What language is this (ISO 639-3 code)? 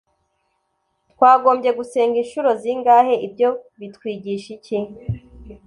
kin